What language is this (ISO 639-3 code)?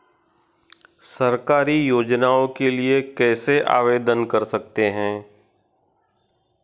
hin